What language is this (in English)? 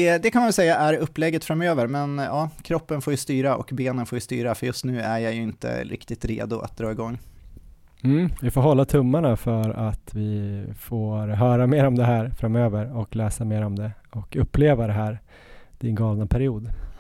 Swedish